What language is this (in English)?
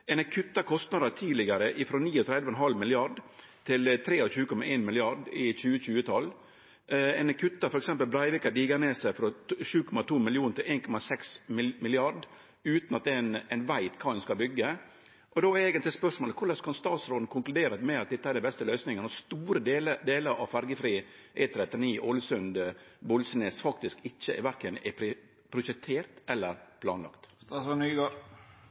Norwegian